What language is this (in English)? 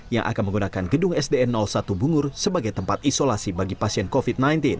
Indonesian